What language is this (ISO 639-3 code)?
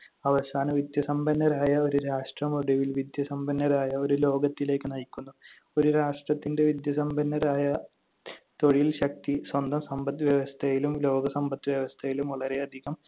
mal